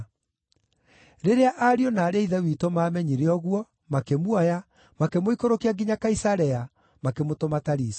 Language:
Kikuyu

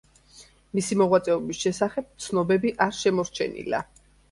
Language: Georgian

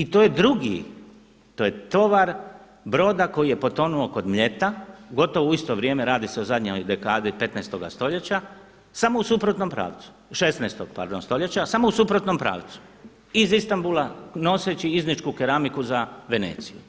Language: Croatian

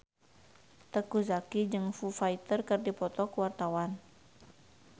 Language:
Sundanese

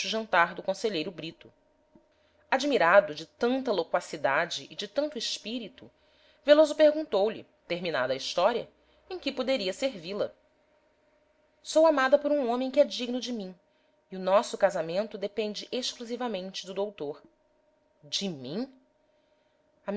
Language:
Portuguese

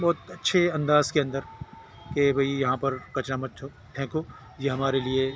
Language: Urdu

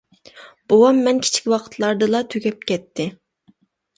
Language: Uyghur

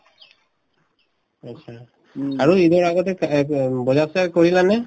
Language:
Assamese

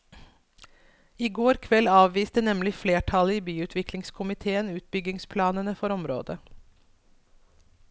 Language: Norwegian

